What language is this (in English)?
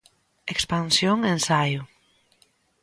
Galician